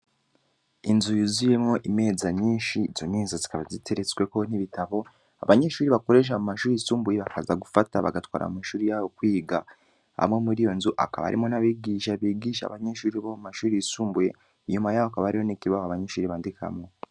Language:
Rundi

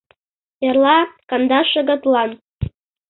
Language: Mari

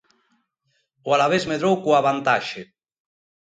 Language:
Galician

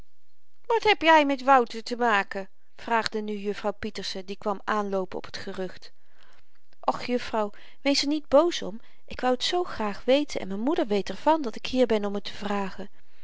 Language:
Dutch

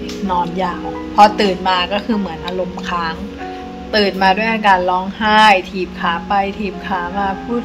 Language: Thai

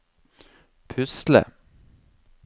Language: Norwegian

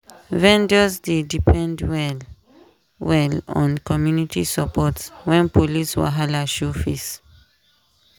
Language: Nigerian Pidgin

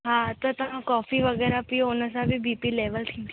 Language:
Sindhi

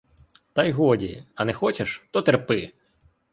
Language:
Ukrainian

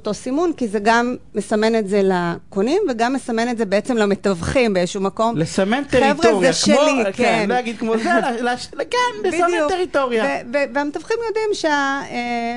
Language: Hebrew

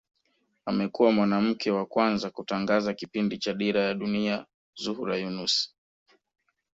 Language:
Swahili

